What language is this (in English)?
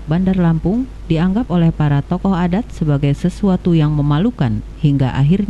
Indonesian